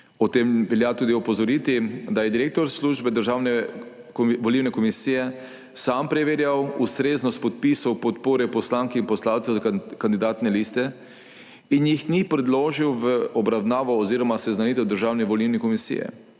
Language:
Slovenian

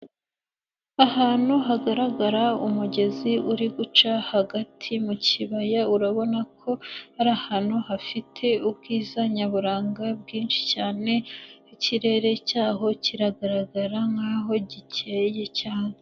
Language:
Kinyarwanda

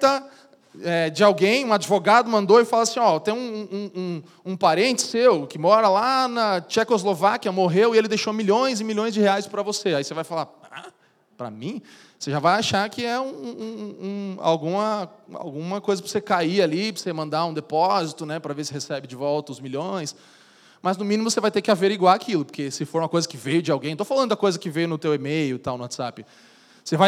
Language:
Portuguese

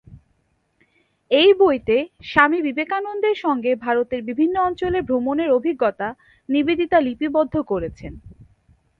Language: Bangla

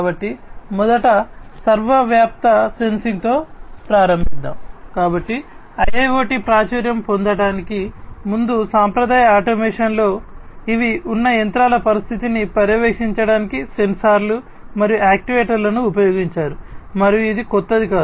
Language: Telugu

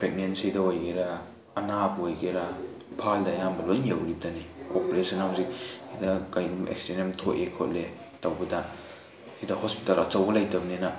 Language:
Manipuri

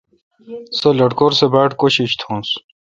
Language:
Kalkoti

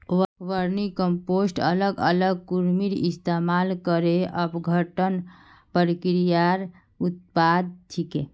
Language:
Magahi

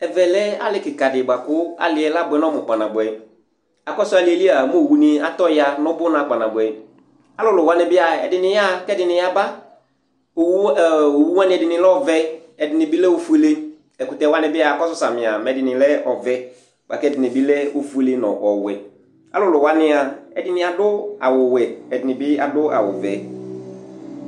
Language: Ikposo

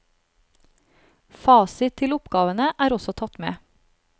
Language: Norwegian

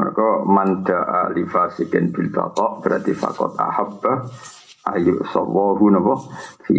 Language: Malay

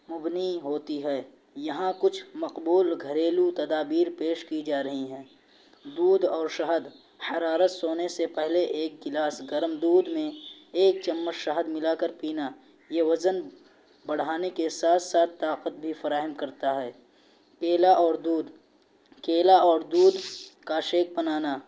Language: Urdu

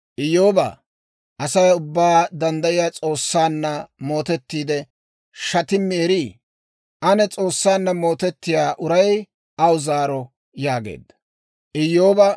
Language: Dawro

